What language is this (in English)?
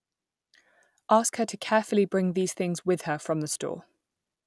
English